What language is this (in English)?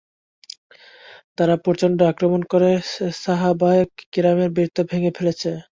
Bangla